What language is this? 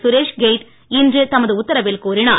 Tamil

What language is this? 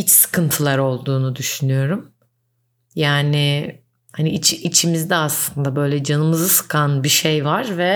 Turkish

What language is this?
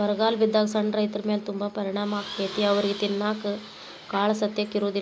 Kannada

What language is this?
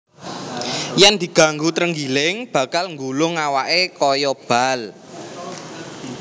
Javanese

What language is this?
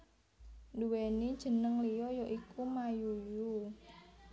Javanese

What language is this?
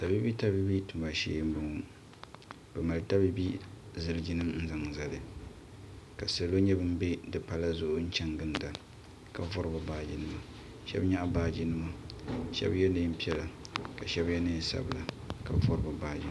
Dagbani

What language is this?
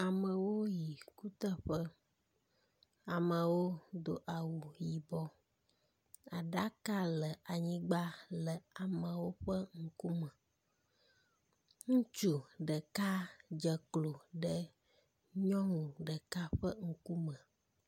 Ewe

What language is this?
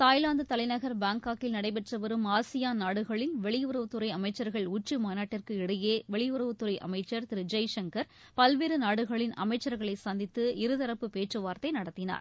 Tamil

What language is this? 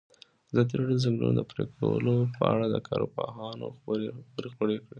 Pashto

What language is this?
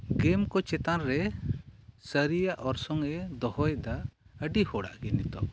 Santali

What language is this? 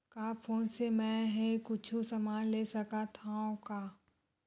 Chhattisgarhi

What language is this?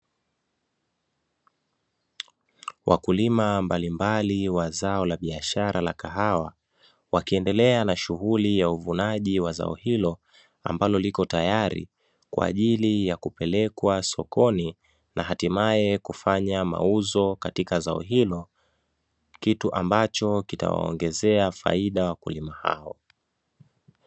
Swahili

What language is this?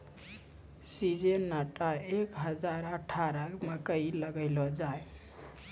Maithili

